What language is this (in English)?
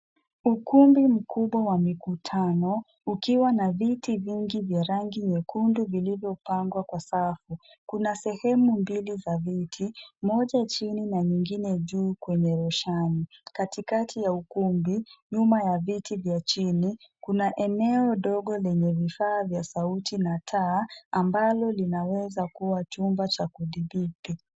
Swahili